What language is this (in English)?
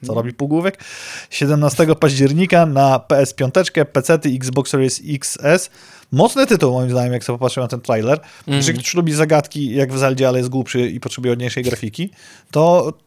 Polish